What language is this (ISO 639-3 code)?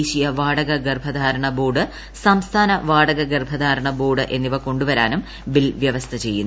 mal